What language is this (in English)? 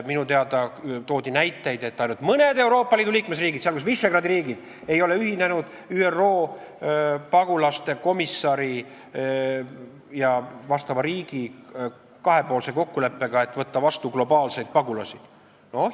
Estonian